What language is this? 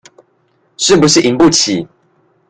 Chinese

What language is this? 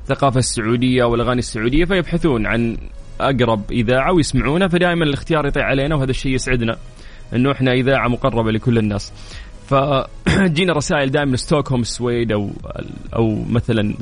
Arabic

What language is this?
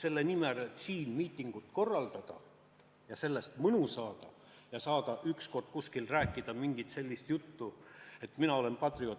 Estonian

